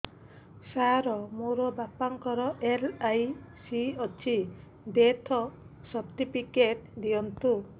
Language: Odia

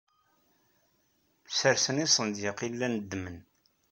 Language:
Kabyle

